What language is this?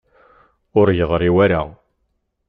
Kabyle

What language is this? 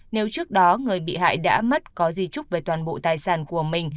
Vietnamese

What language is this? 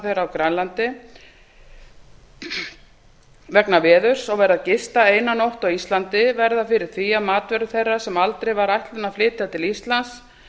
Icelandic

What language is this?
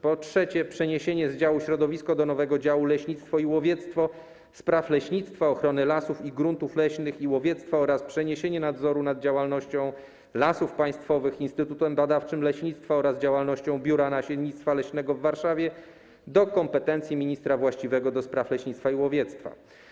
Polish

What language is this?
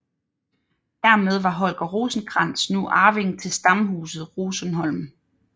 Danish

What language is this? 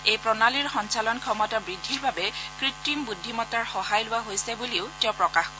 Assamese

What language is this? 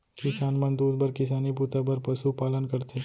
Chhattisgarhi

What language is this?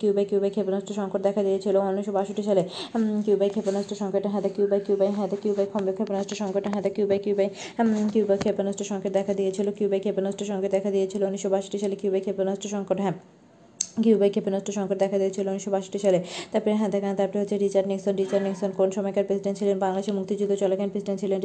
Bangla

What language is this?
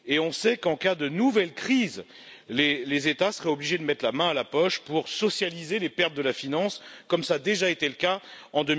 French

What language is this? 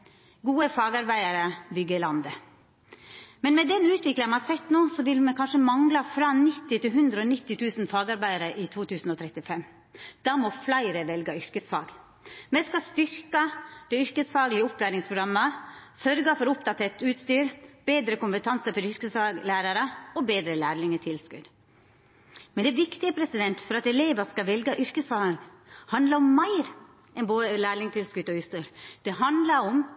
Norwegian Nynorsk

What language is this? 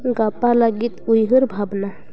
Santali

